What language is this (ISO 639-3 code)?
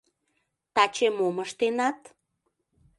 chm